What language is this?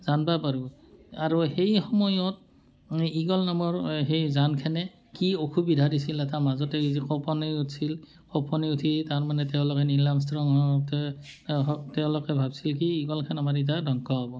Assamese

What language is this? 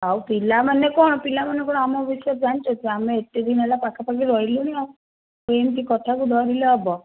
Odia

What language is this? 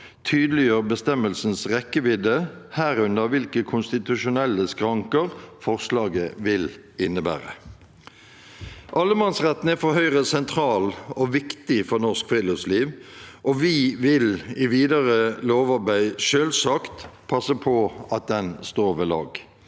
Norwegian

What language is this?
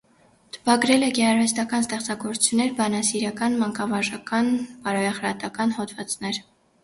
Armenian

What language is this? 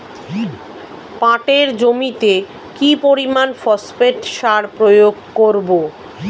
Bangla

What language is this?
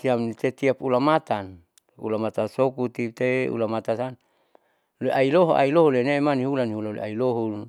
Saleman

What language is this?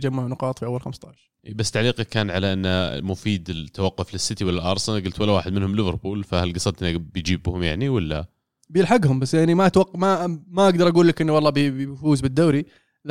Arabic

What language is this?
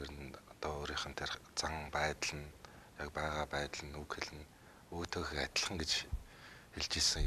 Turkish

